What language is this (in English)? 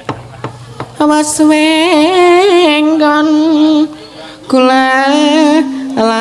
Indonesian